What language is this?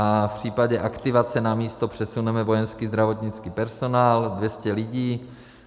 Czech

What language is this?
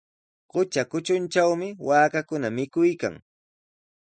Sihuas Ancash Quechua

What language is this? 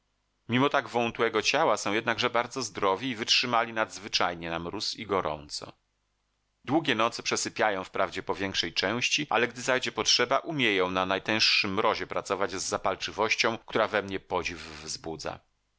Polish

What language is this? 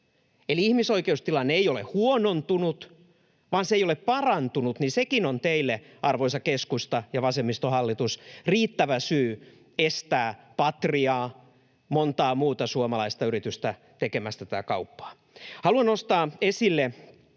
Finnish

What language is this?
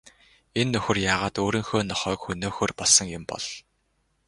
Mongolian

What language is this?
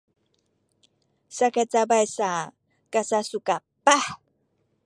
Sakizaya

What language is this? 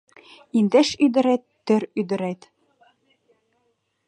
Mari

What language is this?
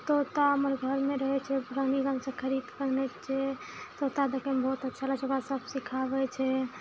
Maithili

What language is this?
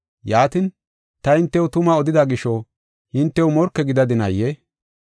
Gofa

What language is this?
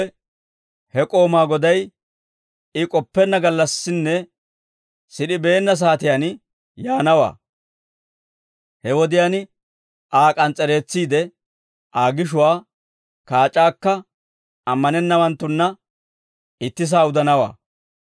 Dawro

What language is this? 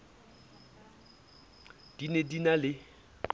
Southern Sotho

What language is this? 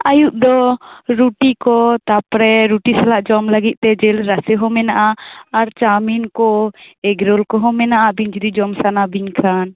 Santali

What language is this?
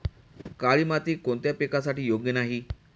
Marathi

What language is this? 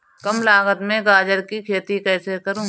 Hindi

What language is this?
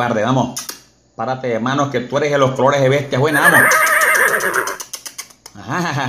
Spanish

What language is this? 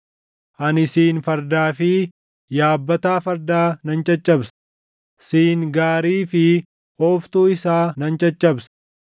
Oromo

